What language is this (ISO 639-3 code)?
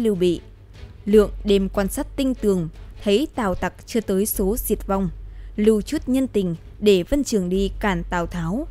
vie